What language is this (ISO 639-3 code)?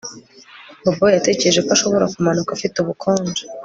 kin